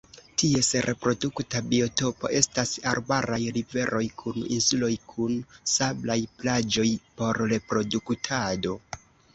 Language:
Esperanto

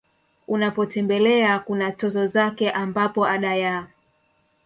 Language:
Swahili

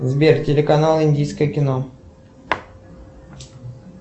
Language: Russian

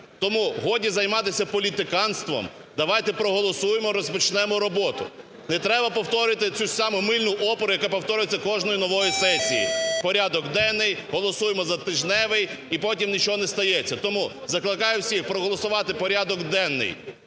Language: Ukrainian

